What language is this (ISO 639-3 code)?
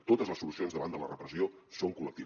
cat